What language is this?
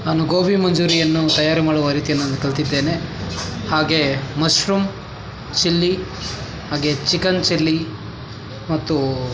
Kannada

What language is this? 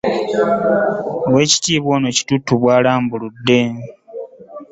Ganda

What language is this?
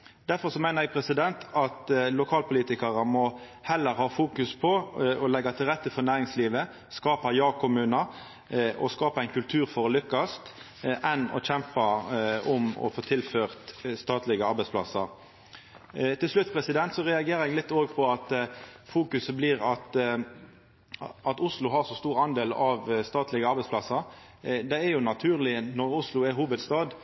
Norwegian Nynorsk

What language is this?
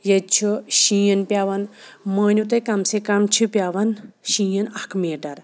Kashmiri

